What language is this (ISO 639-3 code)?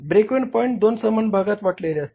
mar